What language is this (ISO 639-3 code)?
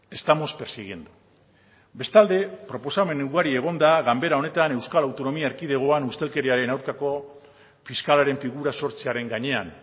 eus